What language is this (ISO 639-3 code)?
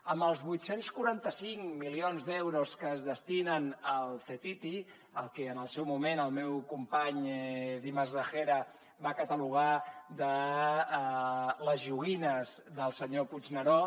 cat